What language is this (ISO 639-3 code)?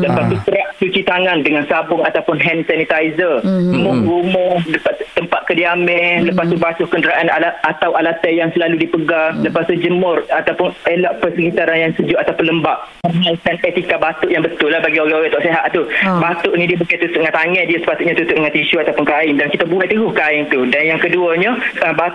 msa